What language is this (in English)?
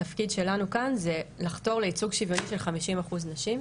Hebrew